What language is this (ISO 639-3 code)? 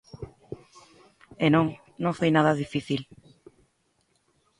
glg